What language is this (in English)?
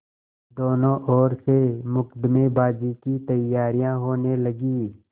Hindi